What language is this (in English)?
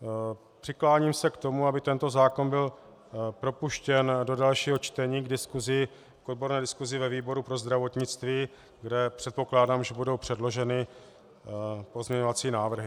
Czech